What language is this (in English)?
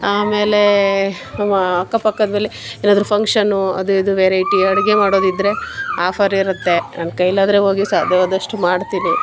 Kannada